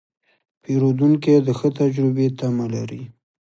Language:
Pashto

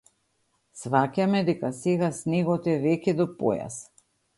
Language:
Macedonian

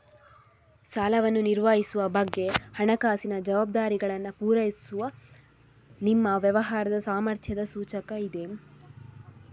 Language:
Kannada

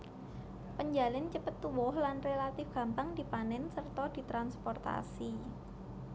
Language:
Javanese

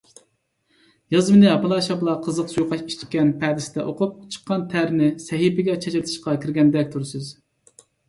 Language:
Uyghur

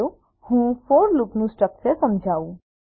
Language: Gujarati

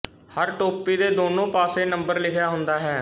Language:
Punjabi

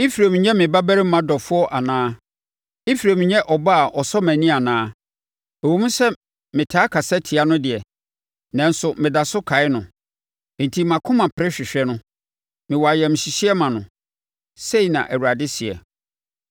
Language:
Akan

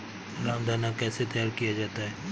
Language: Hindi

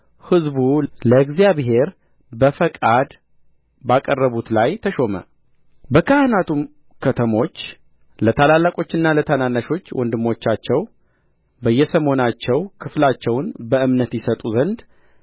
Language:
Amharic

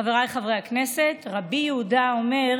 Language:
Hebrew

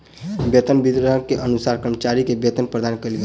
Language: Maithili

